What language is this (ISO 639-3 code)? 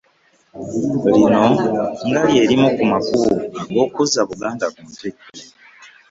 lug